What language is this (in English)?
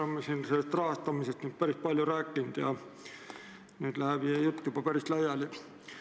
Estonian